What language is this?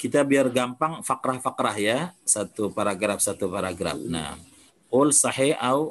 Indonesian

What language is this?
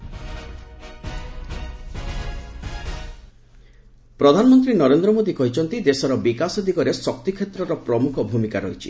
Odia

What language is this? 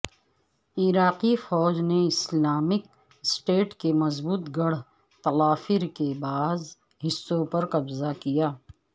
Urdu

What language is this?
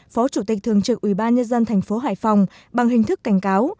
Vietnamese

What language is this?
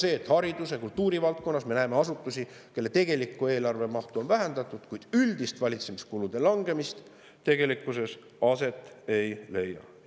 Estonian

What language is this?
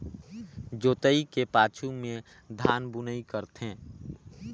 Chhattisgarhi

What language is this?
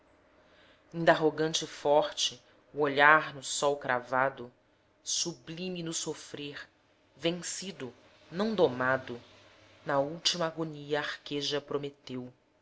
Portuguese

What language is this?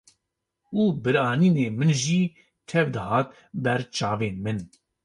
Kurdish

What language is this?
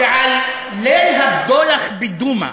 Hebrew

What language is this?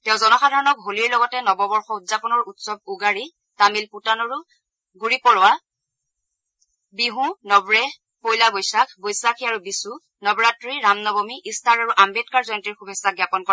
Assamese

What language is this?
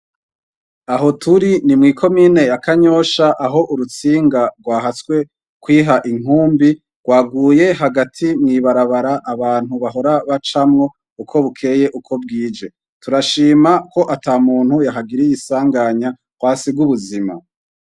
Rundi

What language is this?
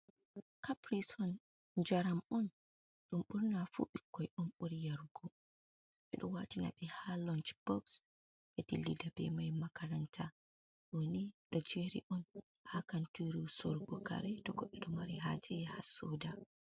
Fula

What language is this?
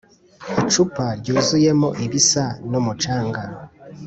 Kinyarwanda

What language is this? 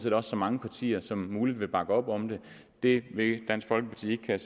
Danish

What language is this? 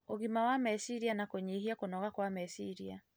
Kikuyu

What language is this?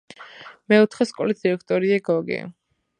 Georgian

